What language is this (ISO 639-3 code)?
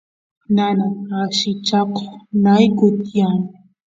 qus